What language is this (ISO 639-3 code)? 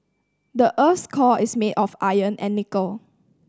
eng